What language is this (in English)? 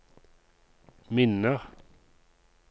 Norwegian